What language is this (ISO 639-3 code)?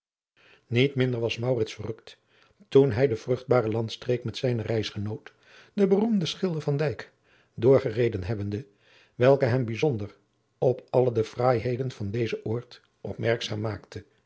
nld